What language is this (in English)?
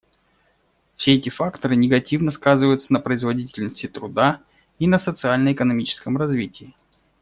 Russian